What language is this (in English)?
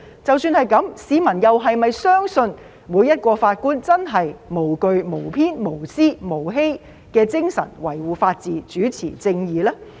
Cantonese